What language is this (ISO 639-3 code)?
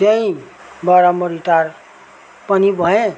nep